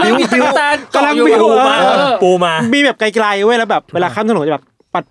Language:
Thai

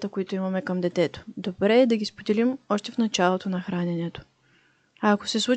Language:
Bulgarian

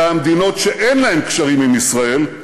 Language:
Hebrew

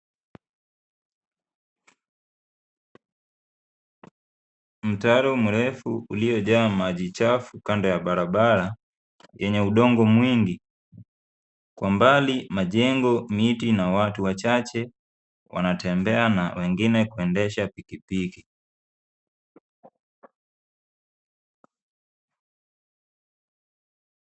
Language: Swahili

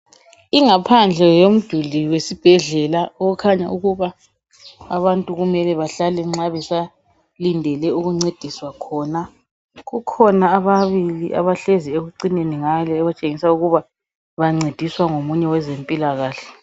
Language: North Ndebele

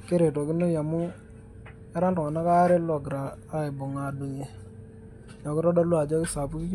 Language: Masai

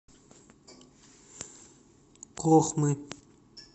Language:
Russian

